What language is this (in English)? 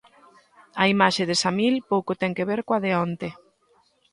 Galician